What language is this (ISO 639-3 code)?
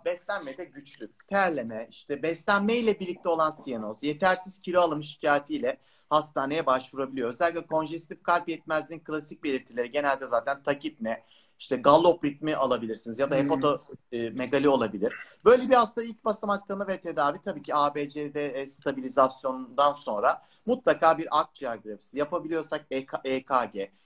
tur